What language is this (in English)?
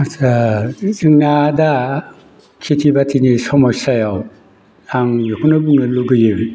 Bodo